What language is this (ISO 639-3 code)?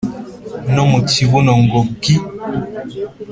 kin